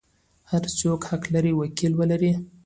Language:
Pashto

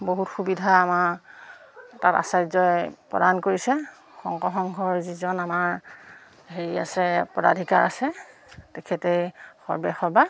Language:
Assamese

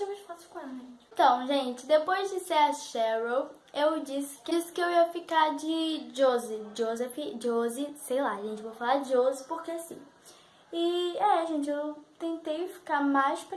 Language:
Portuguese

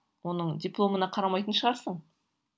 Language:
Kazakh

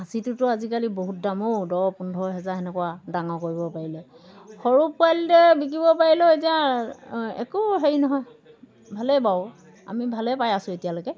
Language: Assamese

